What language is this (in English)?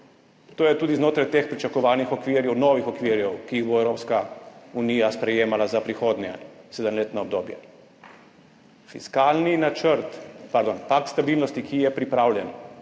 Slovenian